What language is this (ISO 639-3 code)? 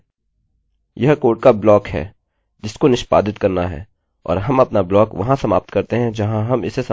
hin